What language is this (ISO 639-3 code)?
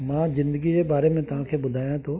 snd